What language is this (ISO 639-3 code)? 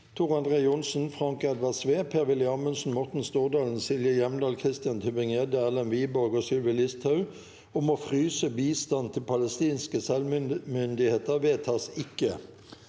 nor